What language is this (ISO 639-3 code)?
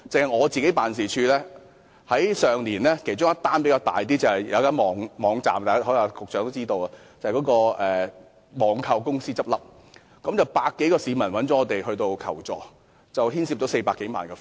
yue